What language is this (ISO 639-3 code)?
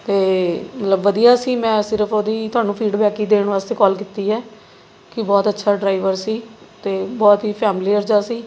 pan